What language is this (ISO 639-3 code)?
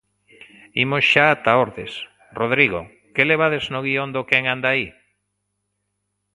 glg